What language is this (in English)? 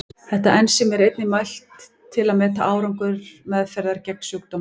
Icelandic